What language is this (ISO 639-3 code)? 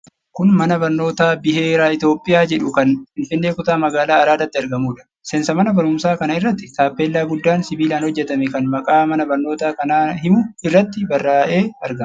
orm